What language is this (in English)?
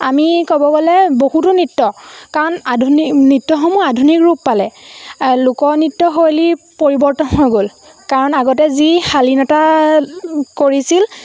Assamese